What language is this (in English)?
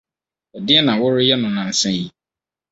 Akan